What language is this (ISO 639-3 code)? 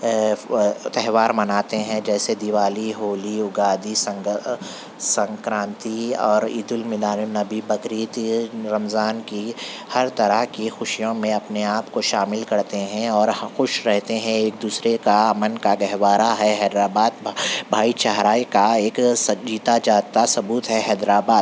urd